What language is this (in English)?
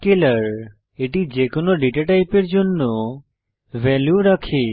Bangla